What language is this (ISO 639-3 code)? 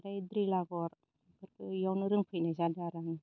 brx